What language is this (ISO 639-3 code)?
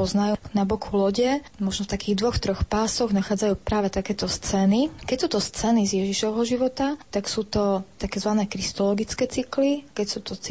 slk